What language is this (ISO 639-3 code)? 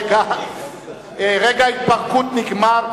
heb